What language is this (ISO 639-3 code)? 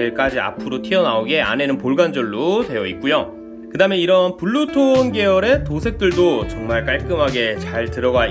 kor